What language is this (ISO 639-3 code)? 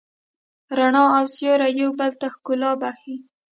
pus